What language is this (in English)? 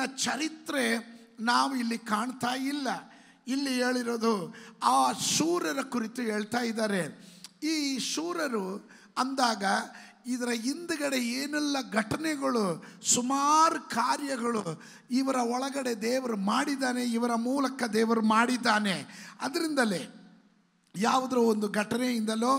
Kannada